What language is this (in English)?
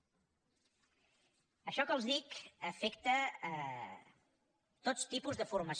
Catalan